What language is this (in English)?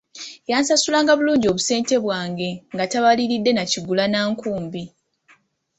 Ganda